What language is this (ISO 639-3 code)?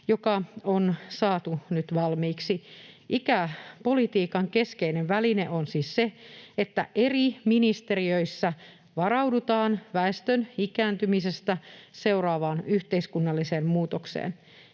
fin